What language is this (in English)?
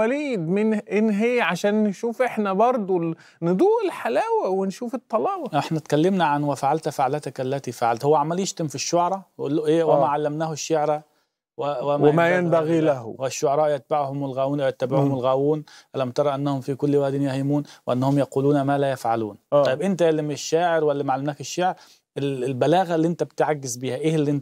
Arabic